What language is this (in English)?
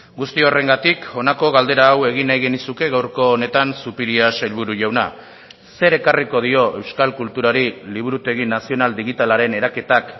Basque